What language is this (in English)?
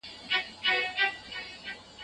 Pashto